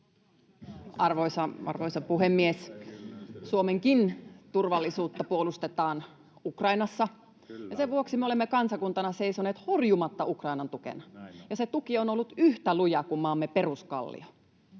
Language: Finnish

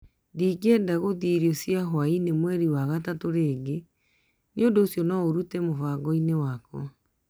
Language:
Kikuyu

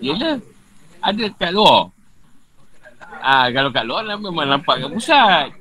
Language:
Malay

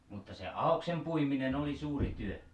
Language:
Finnish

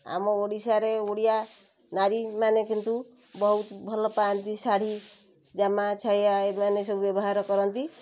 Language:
Odia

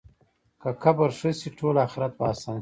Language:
Pashto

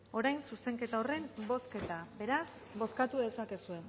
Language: Basque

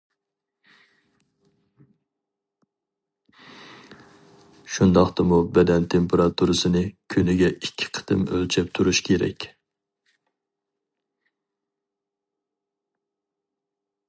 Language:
Uyghur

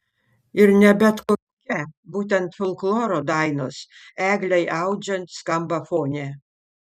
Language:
Lithuanian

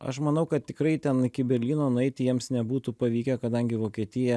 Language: Lithuanian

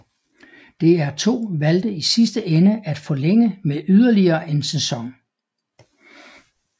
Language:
Danish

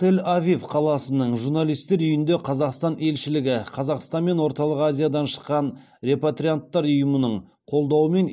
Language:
Kazakh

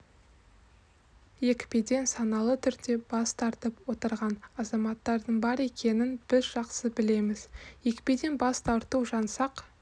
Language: Kazakh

